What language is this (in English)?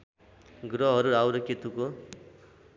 Nepali